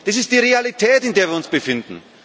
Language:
German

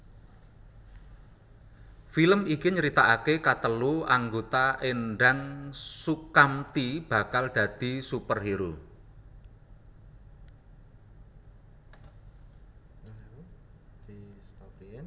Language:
Javanese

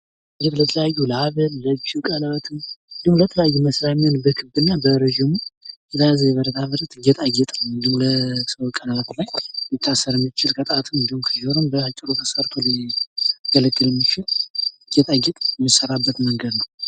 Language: Amharic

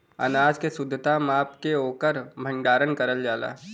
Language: Bhojpuri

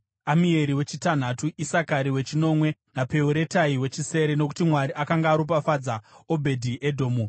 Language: Shona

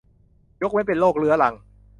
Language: Thai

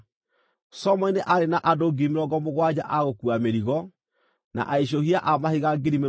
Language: Kikuyu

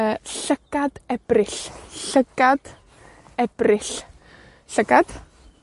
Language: Welsh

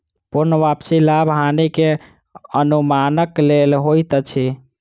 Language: Maithili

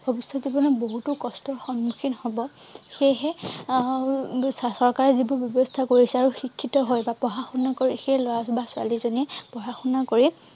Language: Assamese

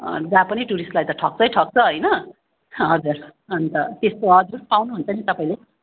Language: Nepali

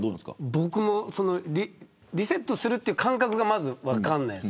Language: Japanese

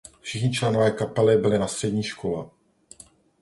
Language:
Czech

